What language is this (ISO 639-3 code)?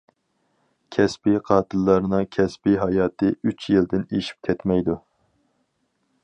uig